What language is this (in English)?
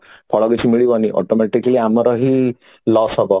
Odia